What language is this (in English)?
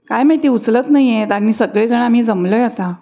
Marathi